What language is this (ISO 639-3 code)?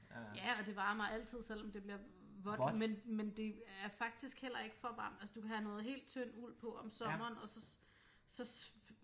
dan